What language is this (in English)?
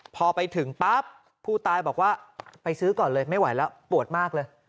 Thai